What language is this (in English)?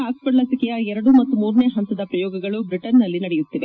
Kannada